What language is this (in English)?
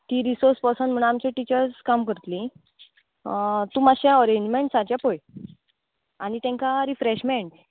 Konkani